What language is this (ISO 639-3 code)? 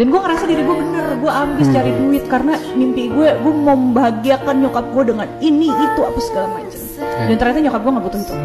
ind